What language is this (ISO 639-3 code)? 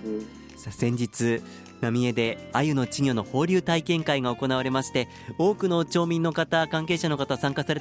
jpn